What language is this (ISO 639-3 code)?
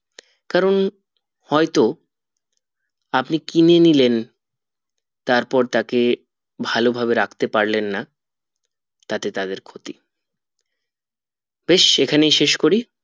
ben